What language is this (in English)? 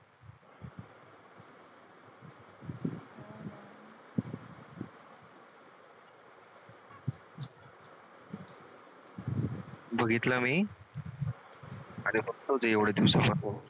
Marathi